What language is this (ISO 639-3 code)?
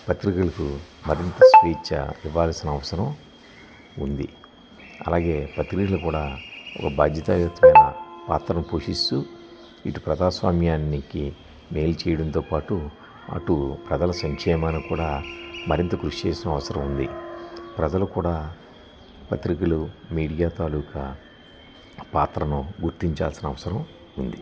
tel